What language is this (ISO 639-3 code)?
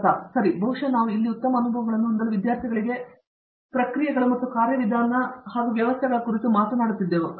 kan